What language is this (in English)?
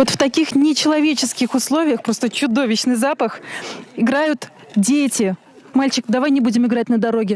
Russian